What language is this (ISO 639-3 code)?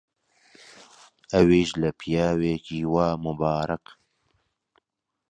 ckb